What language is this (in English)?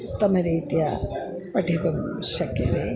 Sanskrit